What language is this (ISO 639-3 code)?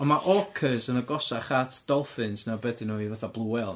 cym